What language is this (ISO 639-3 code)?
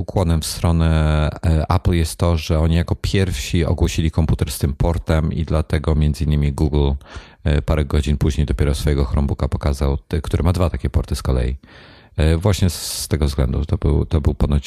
pol